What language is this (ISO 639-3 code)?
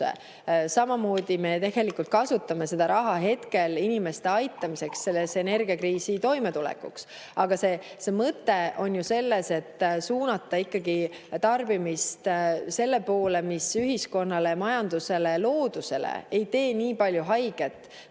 est